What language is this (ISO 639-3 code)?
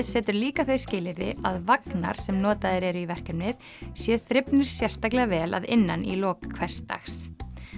isl